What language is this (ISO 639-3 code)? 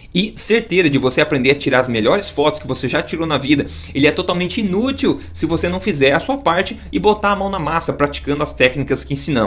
por